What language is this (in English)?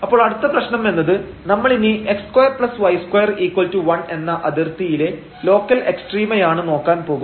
Malayalam